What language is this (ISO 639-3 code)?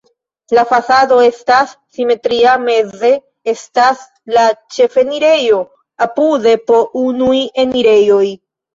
epo